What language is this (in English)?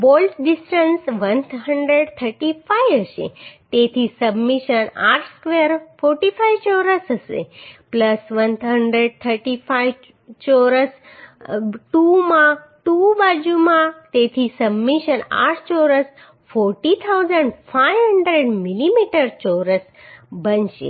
Gujarati